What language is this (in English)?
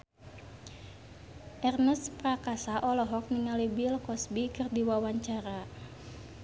Sundanese